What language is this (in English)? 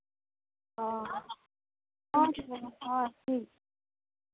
Santali